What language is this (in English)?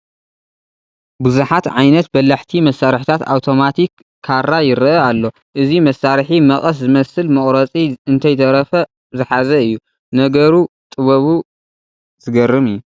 Tigrinya